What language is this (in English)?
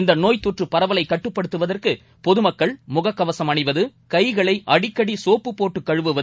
Tamil